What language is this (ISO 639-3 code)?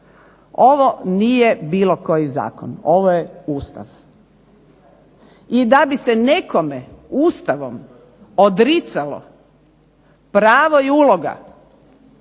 hrv